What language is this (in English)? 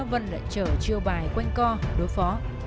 Vietnamese